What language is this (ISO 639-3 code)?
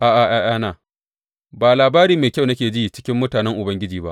hau